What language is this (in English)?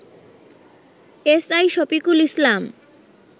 Bangla